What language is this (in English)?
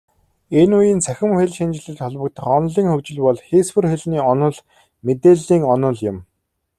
Mongolian